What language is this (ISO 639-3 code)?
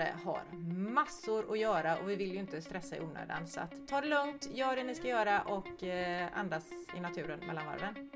swe